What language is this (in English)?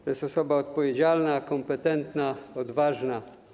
Polish